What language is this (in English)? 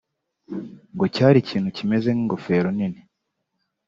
Kinyarwanda